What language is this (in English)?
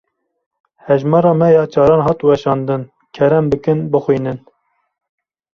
Kurdish